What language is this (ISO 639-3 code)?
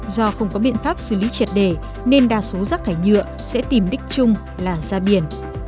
vie